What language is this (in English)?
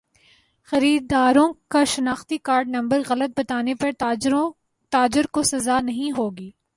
Urdu